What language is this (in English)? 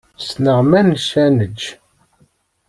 Kabyle